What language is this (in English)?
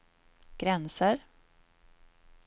Swedish